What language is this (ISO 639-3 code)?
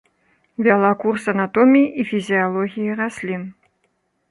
bel